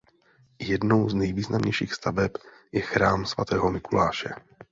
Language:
Czech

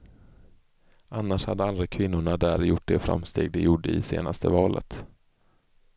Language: Swedish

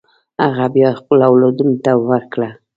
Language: Pashto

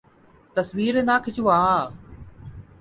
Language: Urdu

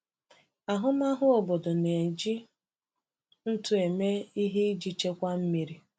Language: Igbo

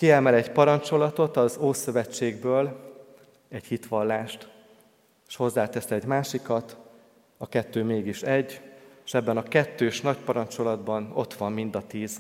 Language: Hungarian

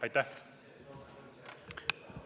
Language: Estonian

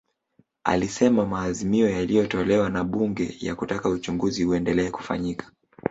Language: Swahili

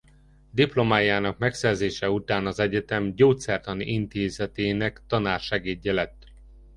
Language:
Hungarian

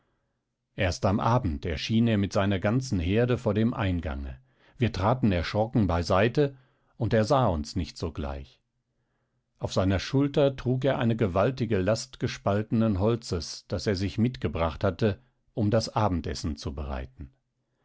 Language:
German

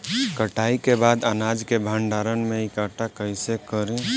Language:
Bhojpuri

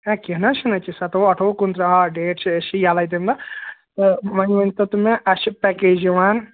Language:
Kashmiri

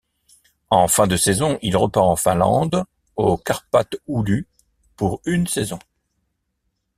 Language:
French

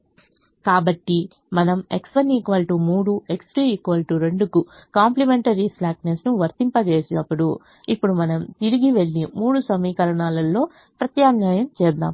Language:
Telugu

